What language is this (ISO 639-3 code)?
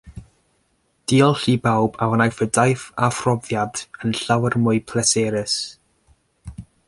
cym